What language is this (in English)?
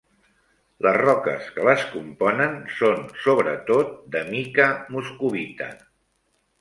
Catalan